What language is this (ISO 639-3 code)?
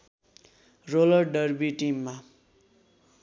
nep